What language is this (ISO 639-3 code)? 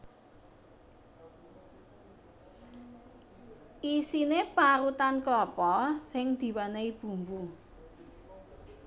jav